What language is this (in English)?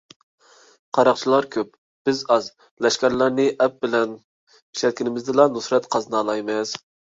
Uyghur